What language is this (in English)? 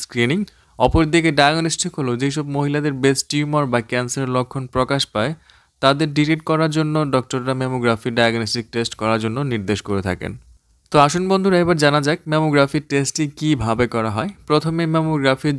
Hindi